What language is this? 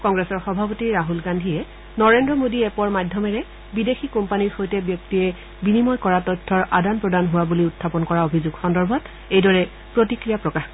Assamese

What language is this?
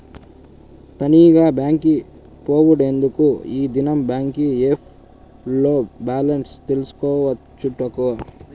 Telugu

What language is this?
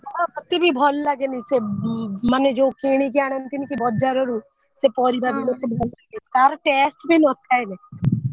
Odia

